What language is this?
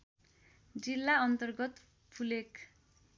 Nepali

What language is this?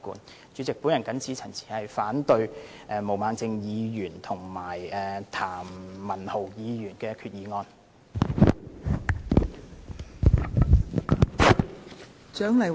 Cantonese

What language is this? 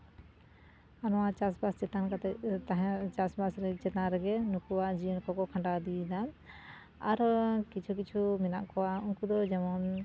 Santali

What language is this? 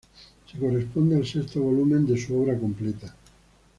Spanish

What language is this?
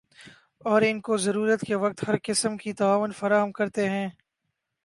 Urdu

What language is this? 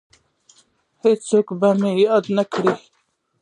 Pashto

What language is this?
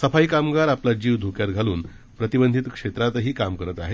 Marathi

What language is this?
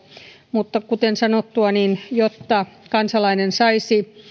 Finnish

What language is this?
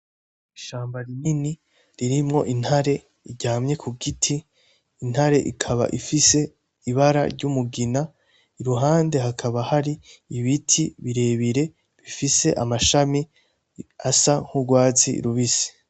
Rundi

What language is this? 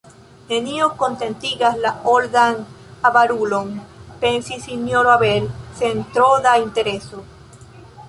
Esperanto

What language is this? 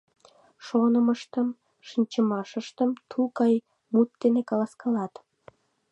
Mari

